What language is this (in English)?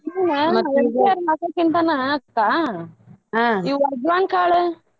Kannada